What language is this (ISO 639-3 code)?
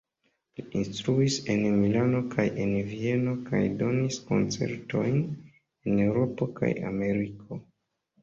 epo